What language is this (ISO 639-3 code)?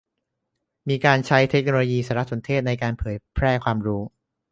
tha